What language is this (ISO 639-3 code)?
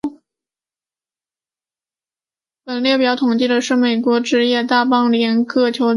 zho